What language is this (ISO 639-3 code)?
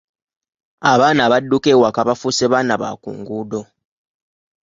lug